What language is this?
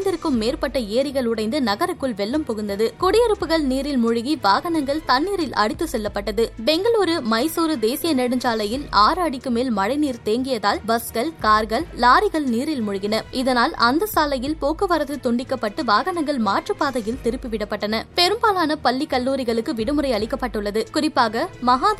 Tamil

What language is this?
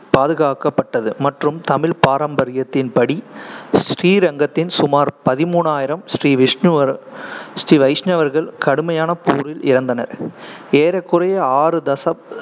Tamil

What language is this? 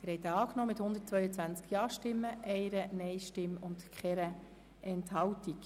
Swiss German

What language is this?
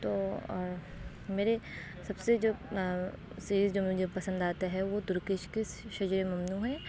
Urdu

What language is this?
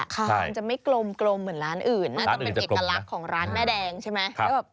Thai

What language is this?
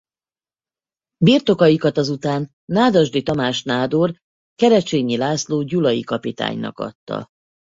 Hungarian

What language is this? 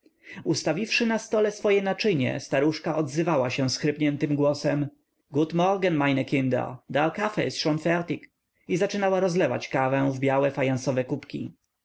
Polish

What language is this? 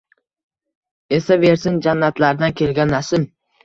Uzbek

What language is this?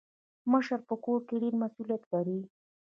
Pashto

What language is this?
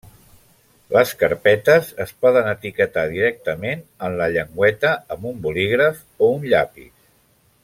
Catalan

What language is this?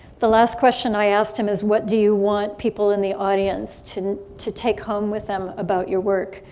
English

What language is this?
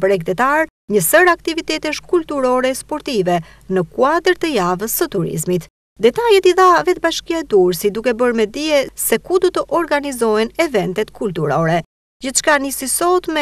Romanian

